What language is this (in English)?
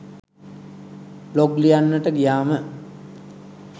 Sinhala